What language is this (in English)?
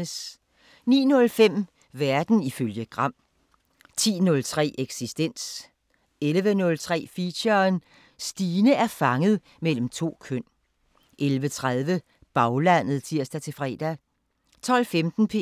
Danish